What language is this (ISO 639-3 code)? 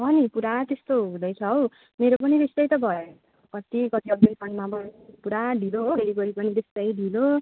nep